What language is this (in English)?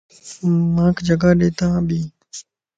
Lasi